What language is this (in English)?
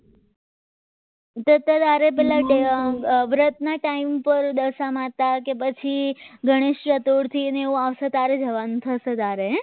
Gujarati